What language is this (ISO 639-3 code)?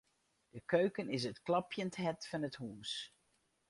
fry